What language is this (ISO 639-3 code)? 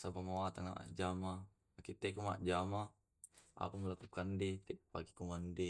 rob